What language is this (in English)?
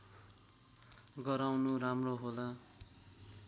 Nepali